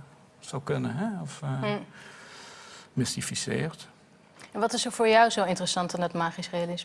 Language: Dutch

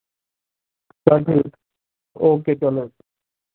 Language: Dogri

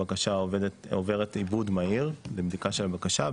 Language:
Hebrew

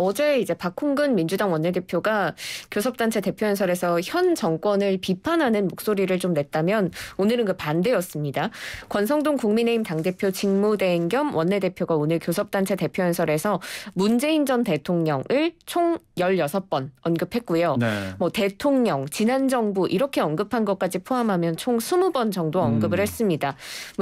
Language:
Korean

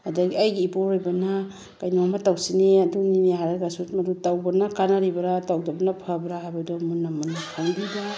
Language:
Manipuri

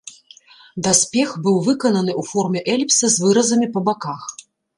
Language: Belarusian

